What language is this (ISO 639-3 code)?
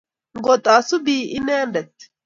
kln